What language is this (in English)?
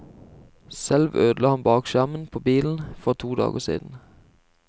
Norwegian